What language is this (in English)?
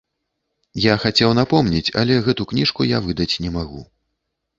Belarusian